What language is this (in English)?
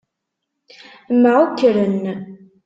Kabyle